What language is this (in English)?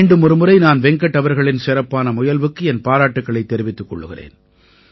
Tamil